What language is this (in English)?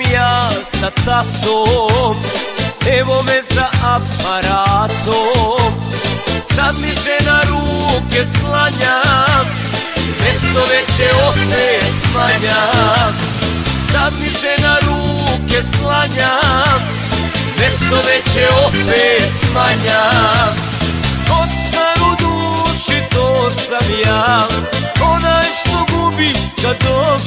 Romanian